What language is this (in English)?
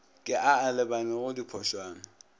Northern Sotho